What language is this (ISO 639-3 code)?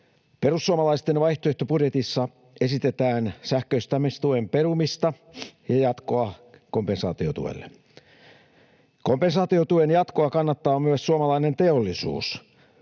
fin